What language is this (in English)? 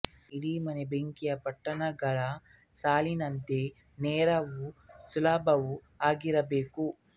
Kannada